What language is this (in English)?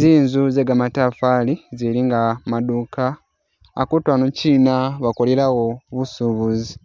Masaaba